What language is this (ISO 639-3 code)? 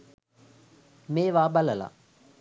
sin